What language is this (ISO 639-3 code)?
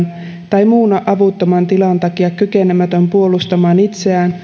fin